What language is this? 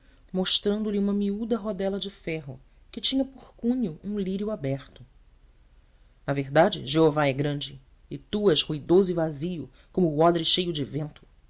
Portuguese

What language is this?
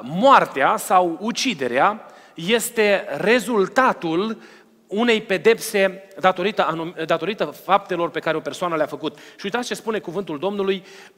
Romanian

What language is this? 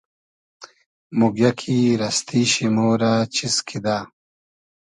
Hazaragi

